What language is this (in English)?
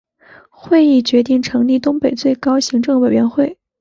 Chinese